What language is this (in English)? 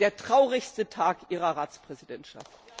German